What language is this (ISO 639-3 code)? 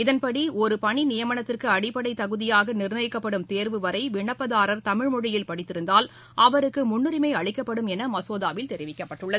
tam